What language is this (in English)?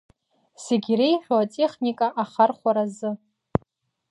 Abkhazian